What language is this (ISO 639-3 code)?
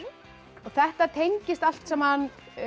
isl